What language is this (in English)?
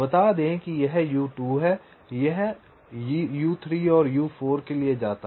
Hindi